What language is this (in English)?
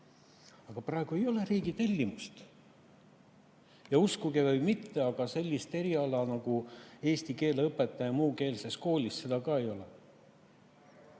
Estonian